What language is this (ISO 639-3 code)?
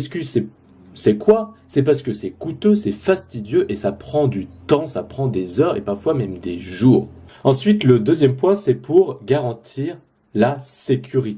fra